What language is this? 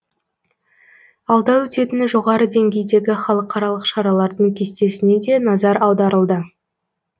Kazakh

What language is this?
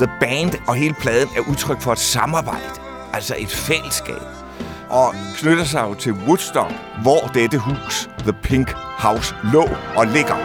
Danish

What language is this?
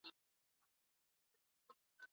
Swahili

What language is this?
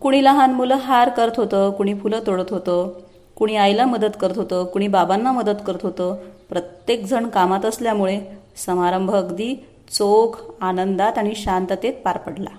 Marathi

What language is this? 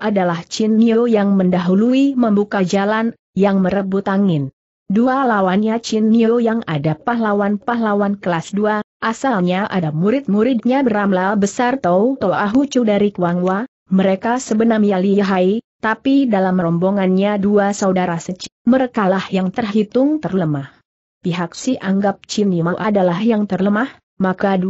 Indonesian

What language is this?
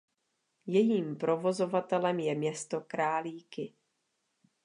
Czech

